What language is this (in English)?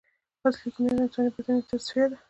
Pashto